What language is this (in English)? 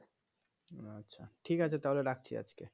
Bangla